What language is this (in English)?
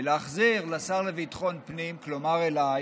Hebrew